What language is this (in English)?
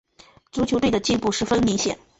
Chinese